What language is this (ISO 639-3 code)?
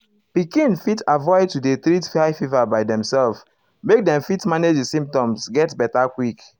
pcm